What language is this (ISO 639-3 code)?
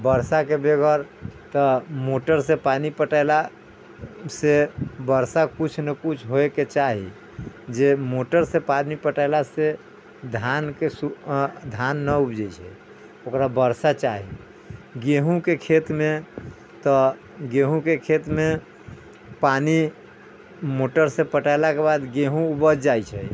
mai